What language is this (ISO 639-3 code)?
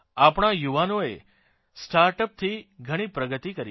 guj